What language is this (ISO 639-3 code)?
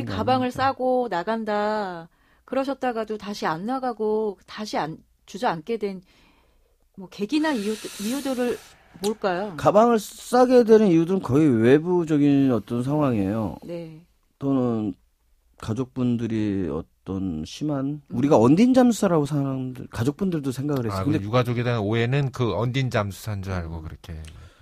kor